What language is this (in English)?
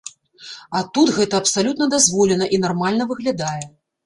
Belarusian